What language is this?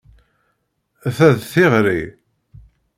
Kabyle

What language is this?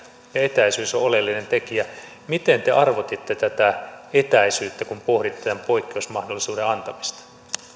Finnish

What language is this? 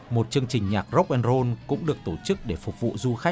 Vietnamese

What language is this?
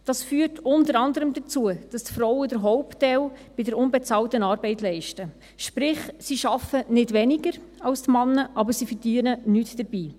Swiss German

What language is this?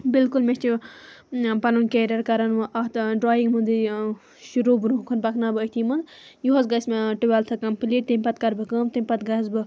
Kashmiri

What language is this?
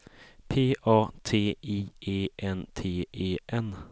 Swedish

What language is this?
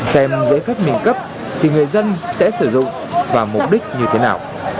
Vietnamese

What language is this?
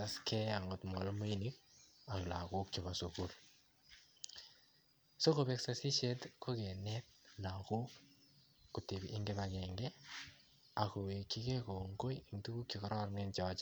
Kalenjin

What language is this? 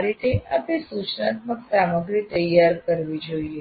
Gujarati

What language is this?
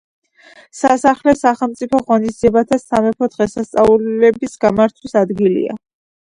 Georgian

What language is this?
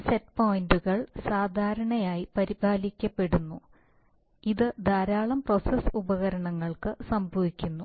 Malayalam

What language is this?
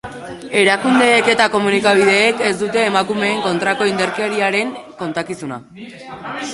Basque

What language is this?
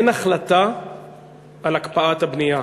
Hebrew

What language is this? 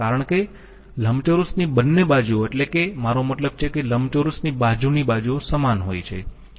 Gujarati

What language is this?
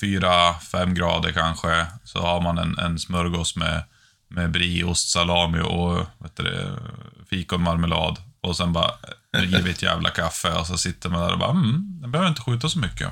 Swedish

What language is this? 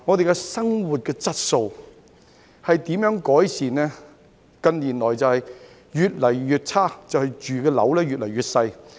Cantonese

